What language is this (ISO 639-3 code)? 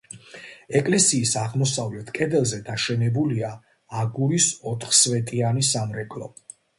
kat